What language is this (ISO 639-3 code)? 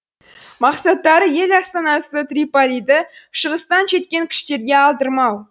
kaz